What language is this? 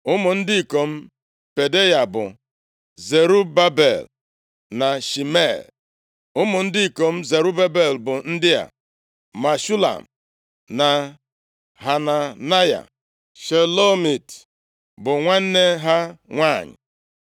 Igbo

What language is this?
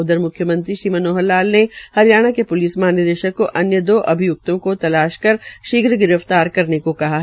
Hindi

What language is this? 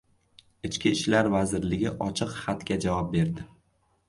Uzbek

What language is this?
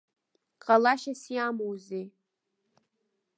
Abkhazian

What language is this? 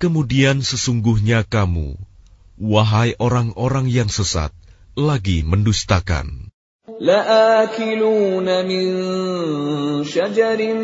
Arabic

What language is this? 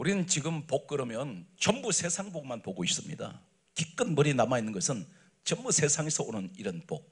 Korean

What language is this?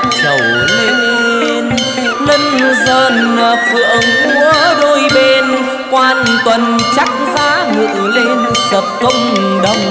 Vietnamese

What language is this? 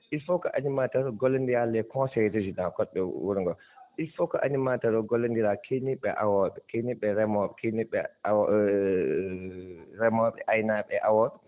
Fula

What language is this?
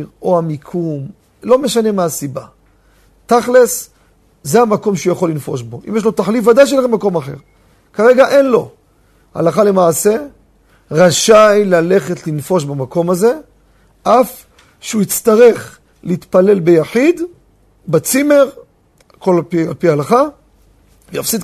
Hebrew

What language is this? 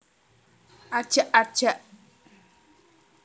Javanese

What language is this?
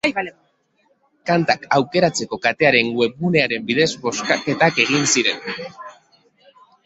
Basque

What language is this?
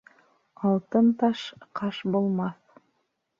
Bashkir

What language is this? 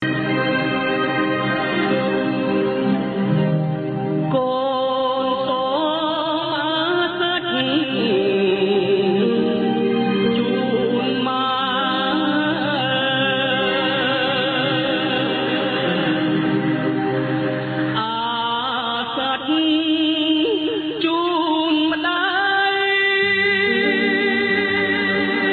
Khmer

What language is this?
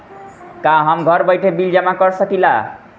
Bhojpuri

